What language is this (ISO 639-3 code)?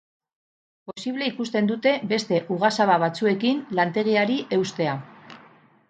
eus